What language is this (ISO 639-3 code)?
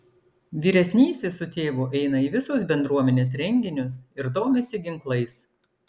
lit